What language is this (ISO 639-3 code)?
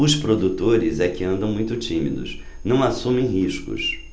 por